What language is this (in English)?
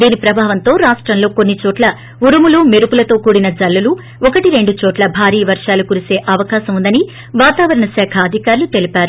Telugu